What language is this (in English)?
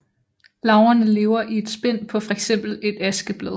Danish